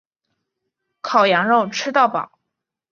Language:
Chinese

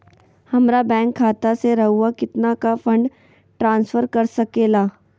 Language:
Magahi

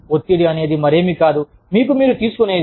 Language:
Telugu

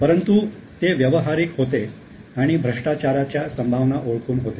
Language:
Marathi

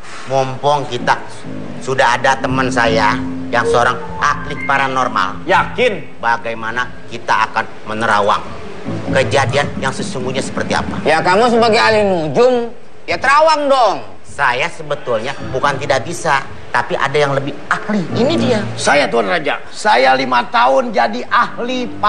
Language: Indonesian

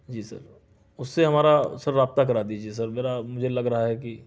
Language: Urdu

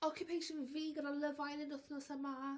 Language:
Welsh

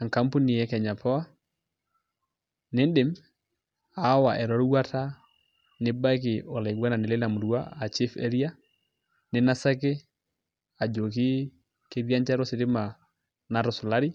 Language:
Masai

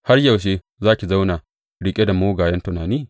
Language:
Hausa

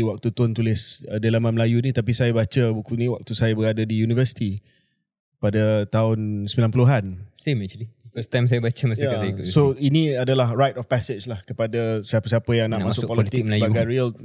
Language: Malay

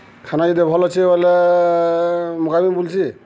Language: Odia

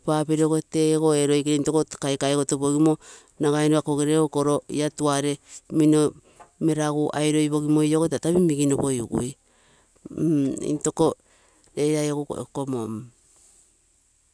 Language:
Terei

